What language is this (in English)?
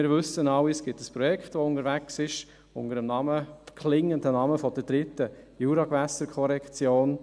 Swiss German